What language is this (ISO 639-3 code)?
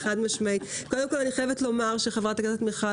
heb